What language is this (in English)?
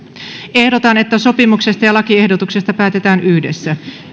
Finnish